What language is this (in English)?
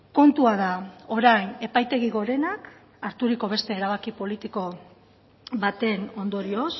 Basque